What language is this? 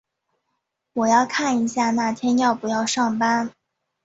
Chinese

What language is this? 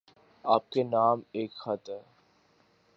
Urdu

